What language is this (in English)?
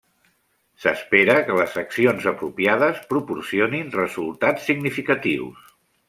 Catalan